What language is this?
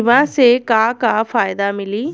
Bhojpuri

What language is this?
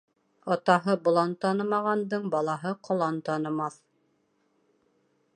Bashkir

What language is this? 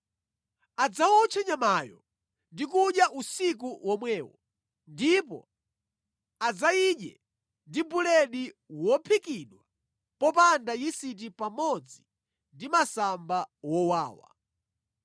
Nyanja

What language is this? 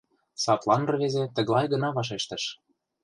Mari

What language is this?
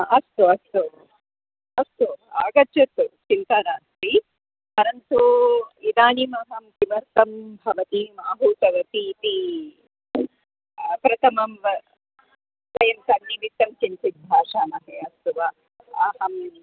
Sanskrit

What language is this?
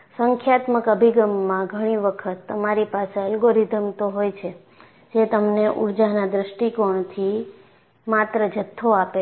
Gujarati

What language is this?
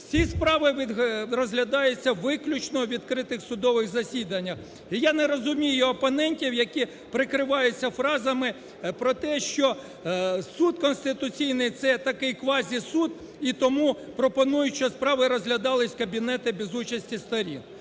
Ukrainian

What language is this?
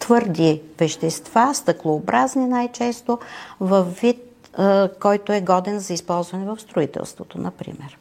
Bulgarian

